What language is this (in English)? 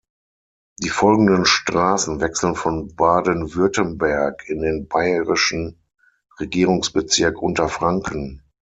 German